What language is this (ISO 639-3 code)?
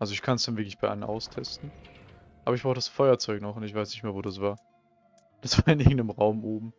deu